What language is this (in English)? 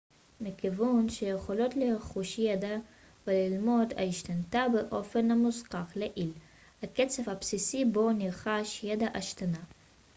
Hebrew